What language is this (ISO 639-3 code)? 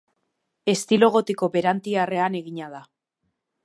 eus